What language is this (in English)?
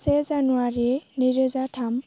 Bodo